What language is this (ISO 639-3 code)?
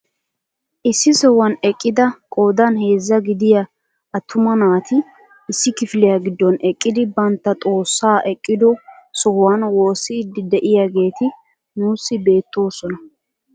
wal